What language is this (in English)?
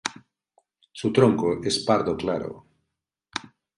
Spanish